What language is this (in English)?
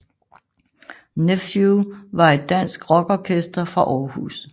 Danish